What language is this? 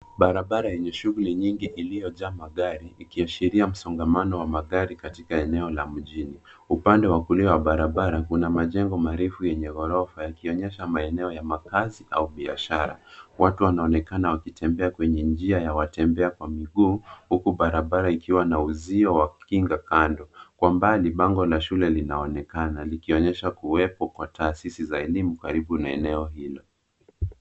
Swahili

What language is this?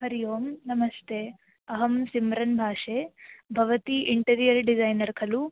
Sanskrit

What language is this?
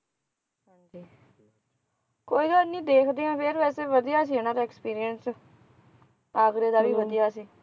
Punjabi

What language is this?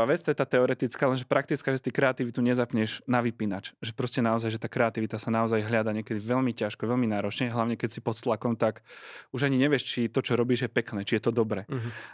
Slovak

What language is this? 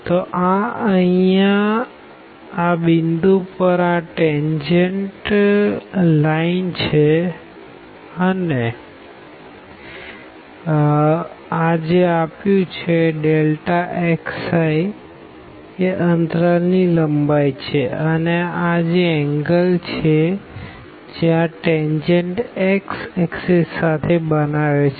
Gujarati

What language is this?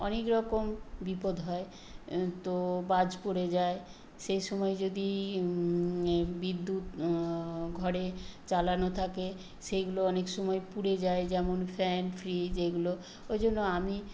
Bangla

